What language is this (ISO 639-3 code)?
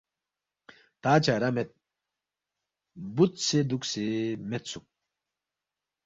bft